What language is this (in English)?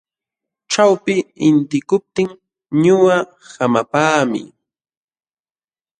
Jauja Wanca Quechua